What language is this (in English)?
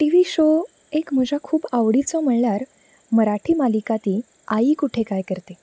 Konkani